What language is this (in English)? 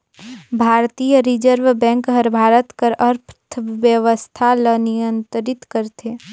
Chhattisgarhi